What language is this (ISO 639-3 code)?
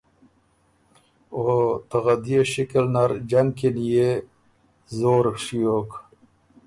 oru